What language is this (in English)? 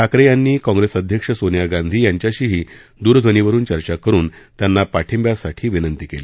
Marathi